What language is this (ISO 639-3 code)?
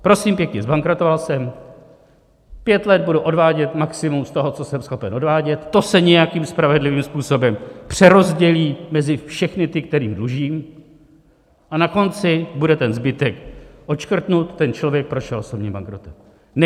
ces